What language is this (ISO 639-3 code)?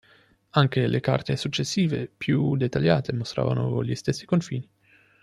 ita